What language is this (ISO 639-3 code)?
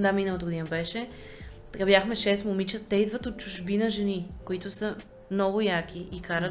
bul